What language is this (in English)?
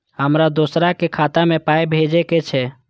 Maithili